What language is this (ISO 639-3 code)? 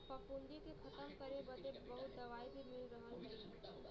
bho